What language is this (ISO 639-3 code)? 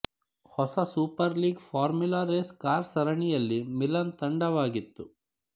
kan